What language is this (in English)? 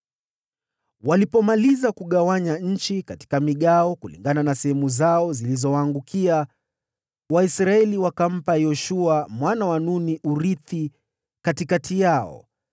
Swahili